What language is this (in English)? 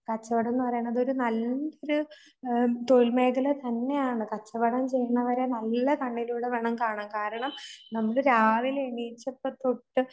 Malayalam